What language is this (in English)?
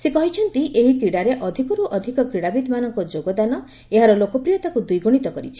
Odia